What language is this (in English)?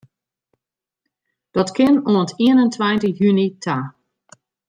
Western Frisian